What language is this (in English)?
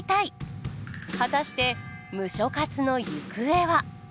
Japanese